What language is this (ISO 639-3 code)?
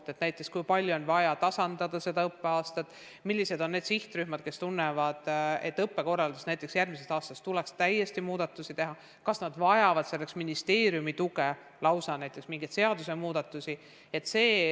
est